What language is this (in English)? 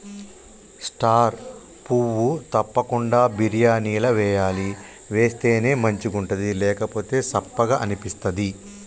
Telugu